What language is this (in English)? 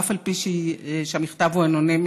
Hebrew